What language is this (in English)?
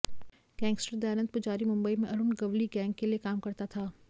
Hindi